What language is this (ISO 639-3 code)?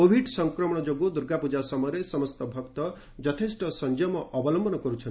ori